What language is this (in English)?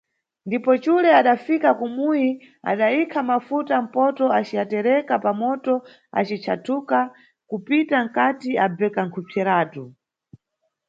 Nyungwe